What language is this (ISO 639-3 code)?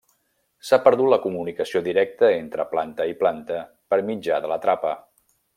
cat